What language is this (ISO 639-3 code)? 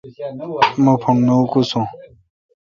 xka